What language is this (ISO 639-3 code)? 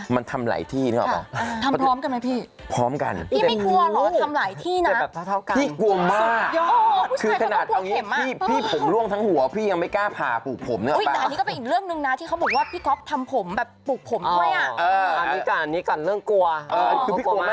tha